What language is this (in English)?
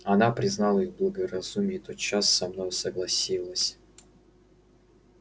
Russian